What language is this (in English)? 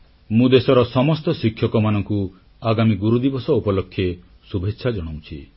Odia